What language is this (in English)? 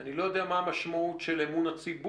Hebrew